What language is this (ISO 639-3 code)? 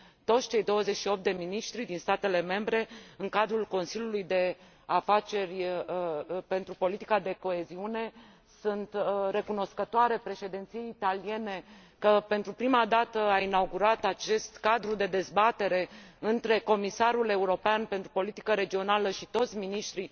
ron